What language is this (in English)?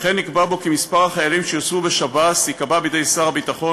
Hebrew